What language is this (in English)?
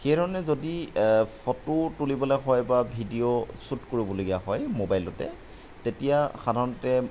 Assamese